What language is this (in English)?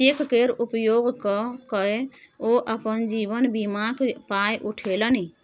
Maithili